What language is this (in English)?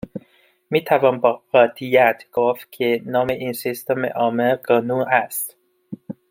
Persian